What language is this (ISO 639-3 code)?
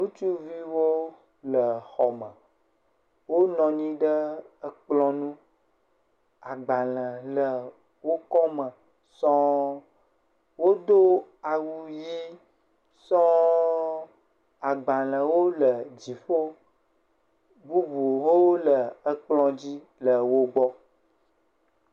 ewe